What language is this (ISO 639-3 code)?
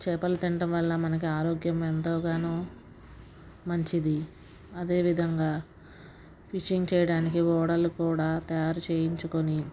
tel